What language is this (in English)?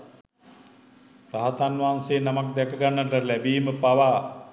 Sinhala